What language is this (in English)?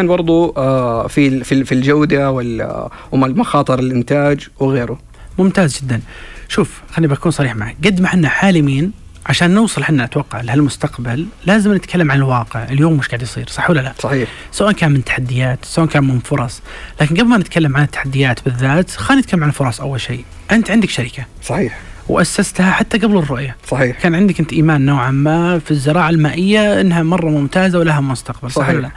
Arabic